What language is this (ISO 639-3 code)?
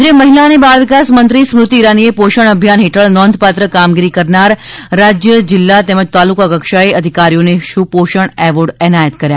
guj